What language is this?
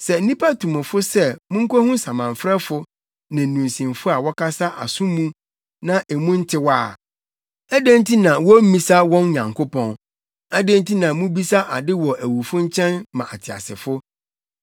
Akan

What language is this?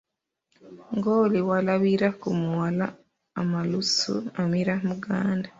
Ganda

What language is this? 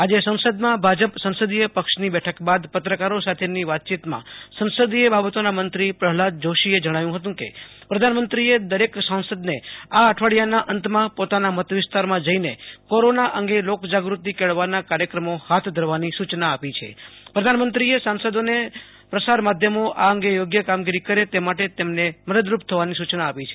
Gujarati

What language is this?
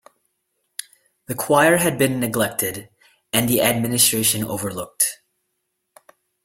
English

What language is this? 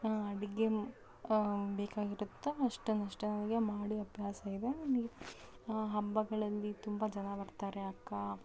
Kannada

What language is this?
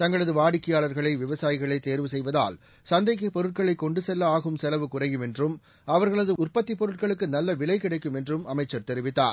Tamil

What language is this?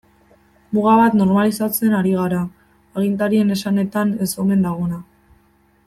Basque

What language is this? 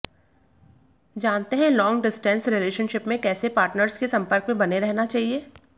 Hindi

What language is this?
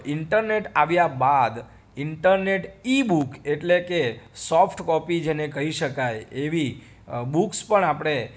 Gujarati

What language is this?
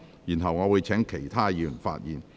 Cantonese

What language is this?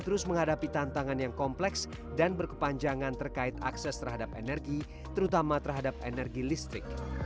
Indonesian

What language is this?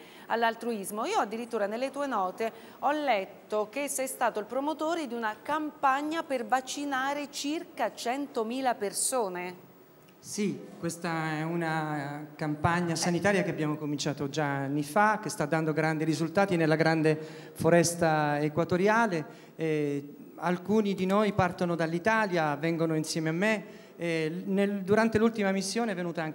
Italian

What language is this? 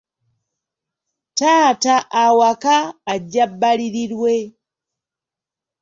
Ganda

